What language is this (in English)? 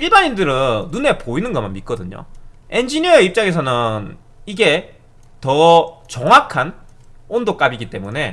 Korean